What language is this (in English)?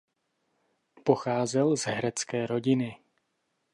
Czech